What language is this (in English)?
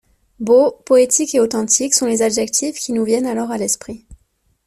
French